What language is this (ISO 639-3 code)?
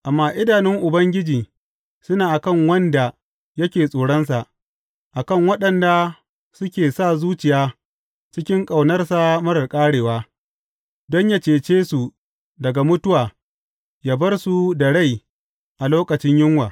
hau